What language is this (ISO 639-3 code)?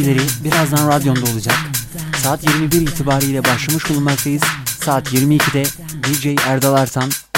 tur